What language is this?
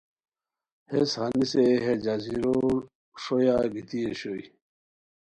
Khowar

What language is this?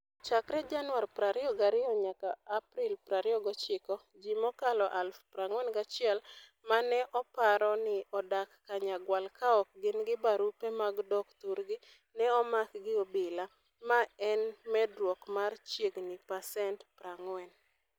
Luo (Kenya and Tanzania)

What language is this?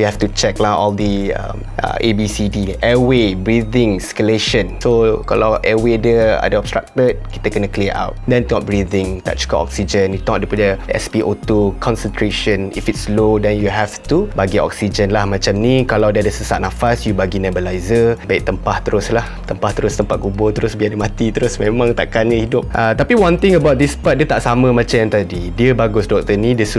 Malay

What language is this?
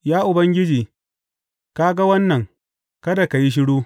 Hausa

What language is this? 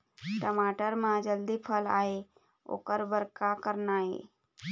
Chhattisgarhi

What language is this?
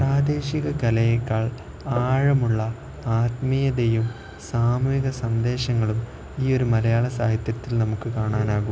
Malayalam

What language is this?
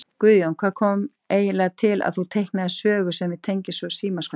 Icelandic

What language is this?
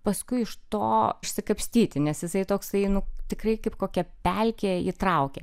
Lithuanian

